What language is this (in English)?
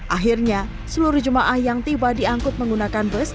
Indonesian